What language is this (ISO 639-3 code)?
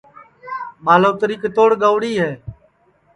ssi